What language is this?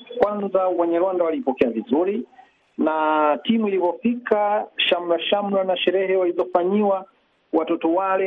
Swahili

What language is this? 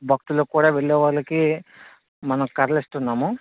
Telugu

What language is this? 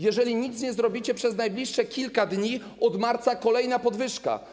Polish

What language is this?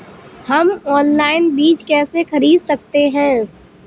Hindi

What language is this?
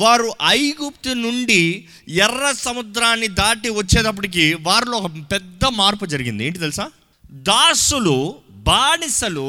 Telugu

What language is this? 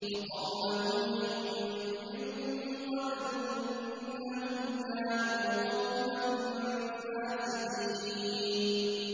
Arabic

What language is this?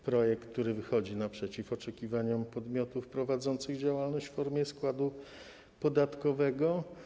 Polish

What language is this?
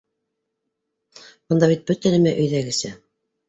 Bashkir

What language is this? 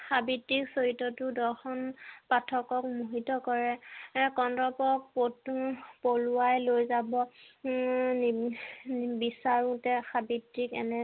Assamese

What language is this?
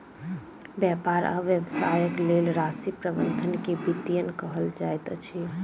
Maithili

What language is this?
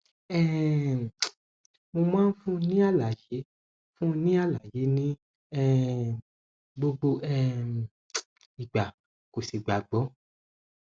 Yoruba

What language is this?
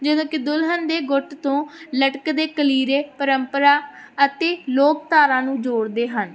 Punjabi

